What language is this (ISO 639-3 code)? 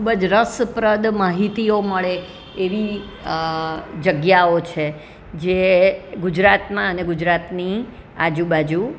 guj